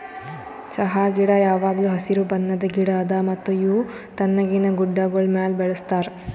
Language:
Kannada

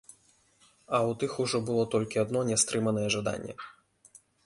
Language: Belarusian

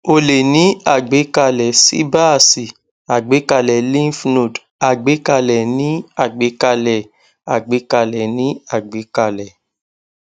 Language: Yoruba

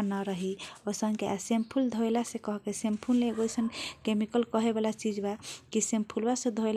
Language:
Kochila Tharu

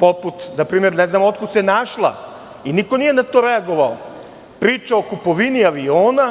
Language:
Serbian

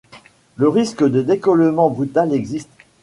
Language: French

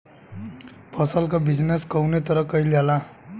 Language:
Bhojpuri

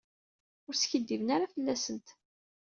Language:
Kabyle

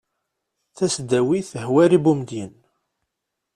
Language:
Kabyle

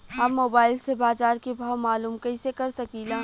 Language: Bhojpuri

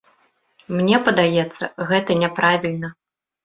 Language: Belarusian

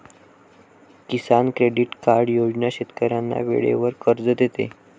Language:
Marathi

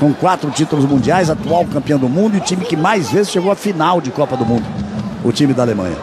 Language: Portuguese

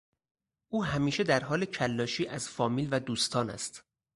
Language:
Persian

